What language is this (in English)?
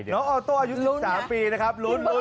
Thai